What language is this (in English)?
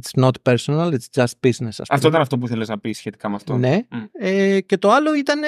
Greek